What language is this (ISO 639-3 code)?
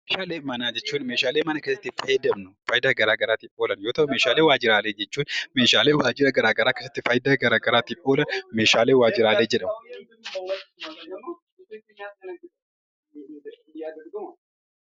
orm